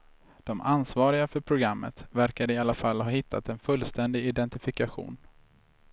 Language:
Swedish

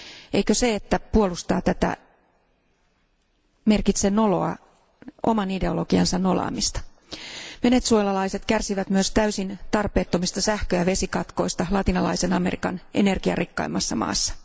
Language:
Finnish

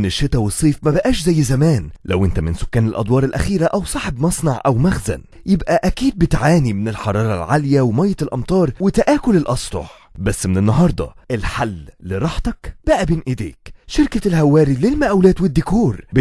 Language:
Arabic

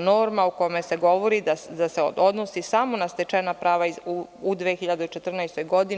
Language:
Serbian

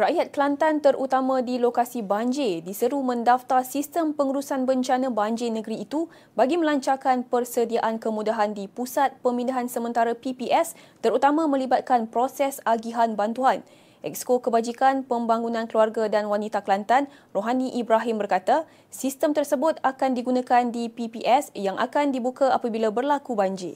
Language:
Malay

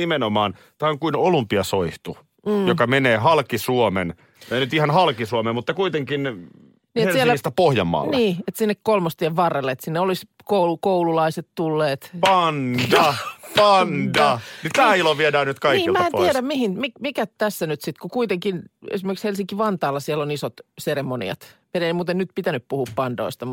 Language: Finnish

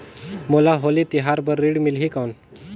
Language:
Chhattisgarhi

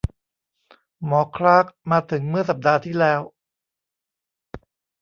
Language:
Thai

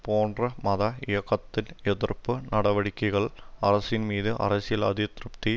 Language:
Tamil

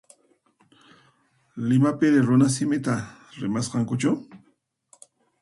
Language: Puno Quechua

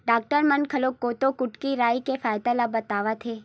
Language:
Chhattisgarhi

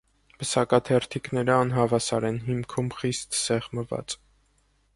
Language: Armenian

